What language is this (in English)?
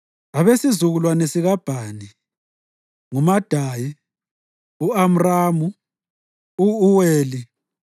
North Ndebele